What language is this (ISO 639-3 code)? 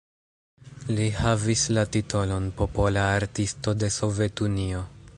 epo